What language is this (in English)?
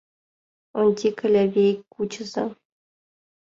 Mari